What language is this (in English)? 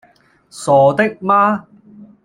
Cantonese